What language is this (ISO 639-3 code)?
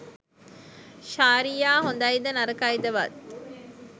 sin